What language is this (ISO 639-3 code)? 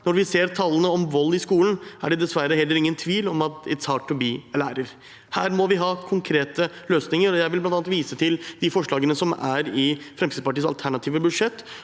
nor